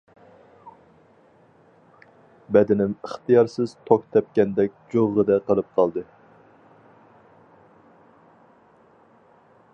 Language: Uyghur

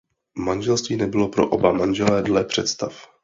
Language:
Czech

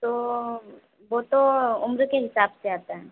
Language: Hindi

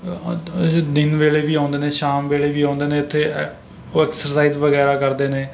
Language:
Punjabi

